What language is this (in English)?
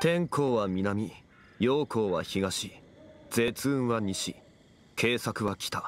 Japanese